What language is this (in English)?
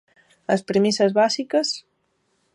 Galician